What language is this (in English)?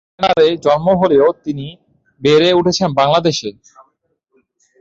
Bangla